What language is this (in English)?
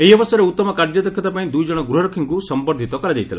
Odia